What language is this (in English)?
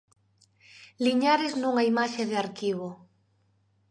Galician